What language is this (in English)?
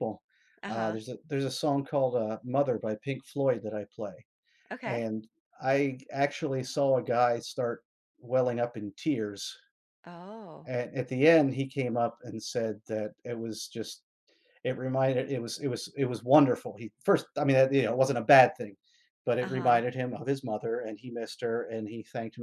English